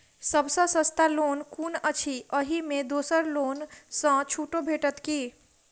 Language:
Maithili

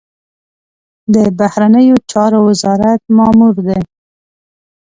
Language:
Pashto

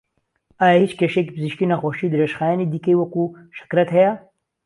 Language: Central Kurdish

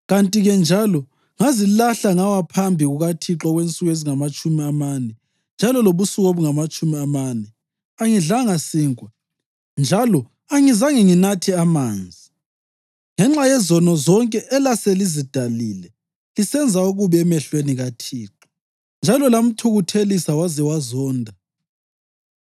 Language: North Ndebele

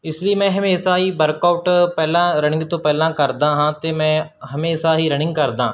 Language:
Punjabi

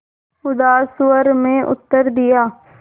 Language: Hindi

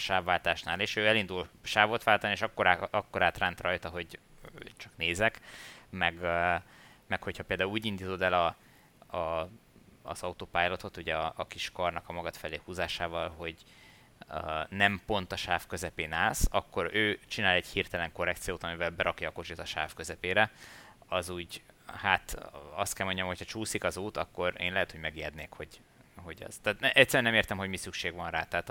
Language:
Hungarian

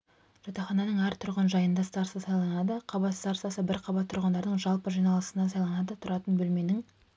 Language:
Kazakh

